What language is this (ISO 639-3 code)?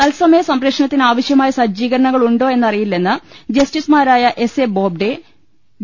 mal